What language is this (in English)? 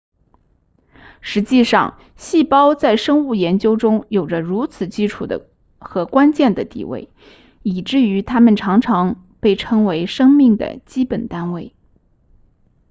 Chinese